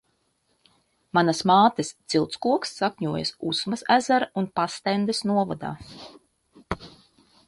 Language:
Latvian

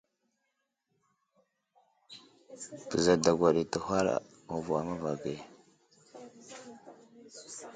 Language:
Wuzlam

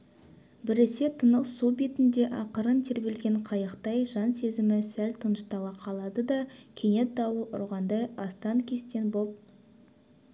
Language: Kazakh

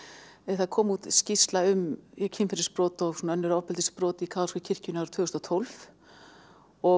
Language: Icelandic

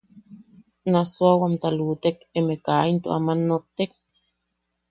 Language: Yaqui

